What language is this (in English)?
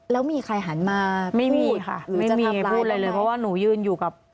Thai